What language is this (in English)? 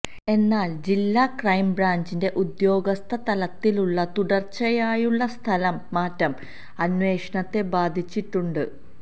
Malayalam